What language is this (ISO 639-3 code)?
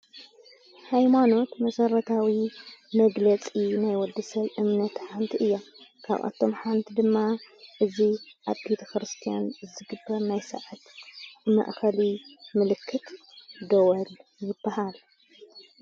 tir